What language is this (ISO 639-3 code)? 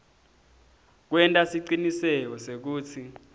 ssw